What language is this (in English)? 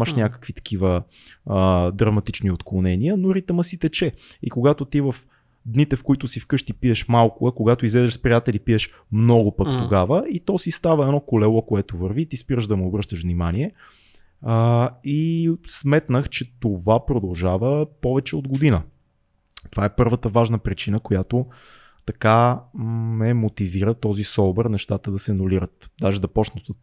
Bulgarian